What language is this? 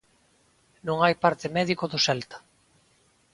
Galician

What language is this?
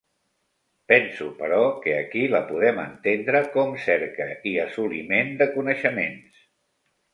Catalan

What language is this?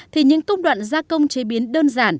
Vietnamese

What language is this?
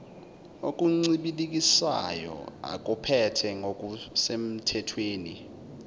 Zulu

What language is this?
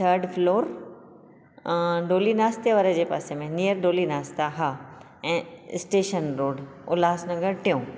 Sindhi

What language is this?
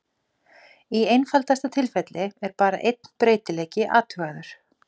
Icelandic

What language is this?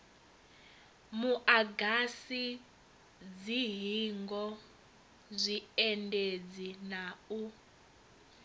Venda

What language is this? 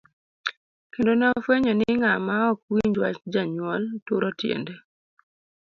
Luo (Kenya and Tanzania)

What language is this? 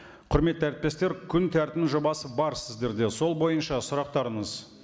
Kazakh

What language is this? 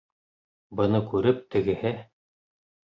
Bashkir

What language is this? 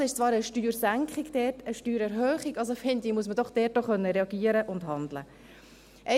Swiss German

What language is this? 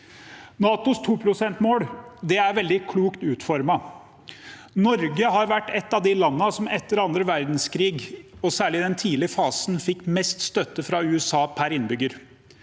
Norwegian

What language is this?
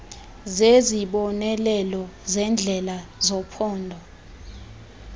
Xhosa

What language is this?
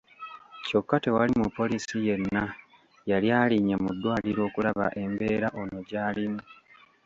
Ganda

